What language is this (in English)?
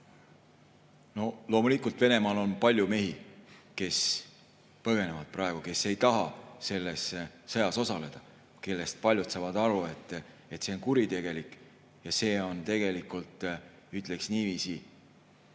Estonian